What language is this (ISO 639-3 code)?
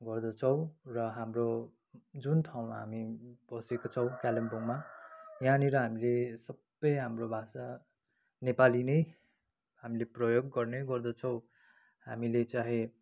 nep